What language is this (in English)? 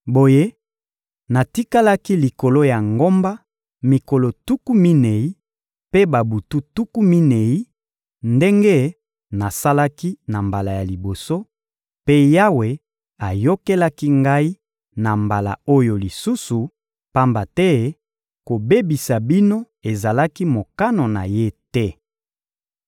Lingala